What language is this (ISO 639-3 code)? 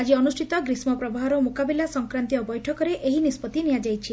ori